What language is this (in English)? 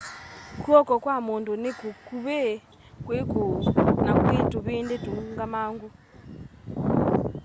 Kamba